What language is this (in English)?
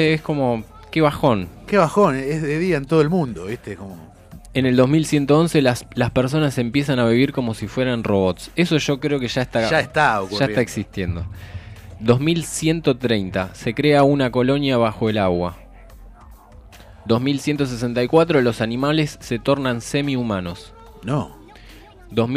Spanish